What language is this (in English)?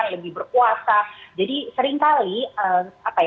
Indonesian